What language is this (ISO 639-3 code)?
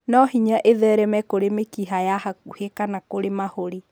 kik